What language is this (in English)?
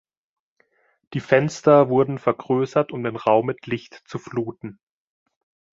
German